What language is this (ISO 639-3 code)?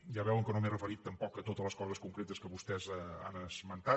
cat